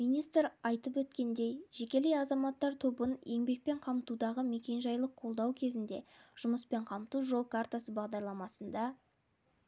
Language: Kazakh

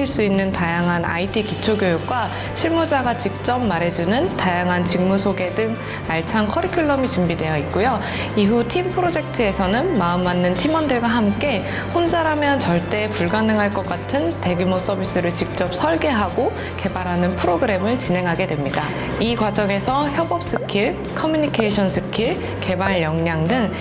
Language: Korean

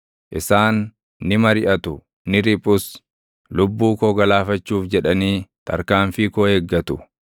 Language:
Oromo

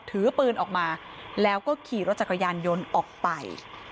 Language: Thai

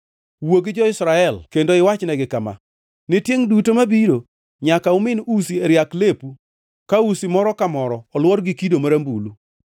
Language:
Luo (Kenya and Tanzania)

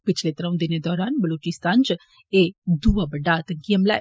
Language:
Dogri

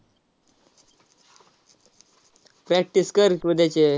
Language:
Marathi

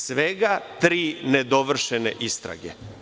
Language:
Serbian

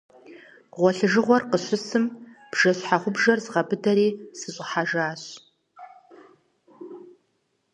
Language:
Kabardian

